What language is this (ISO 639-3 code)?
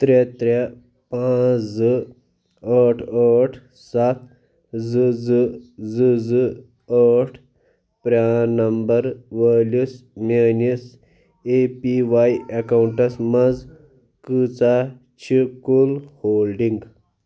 kas